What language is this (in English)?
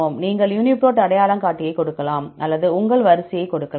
Tamil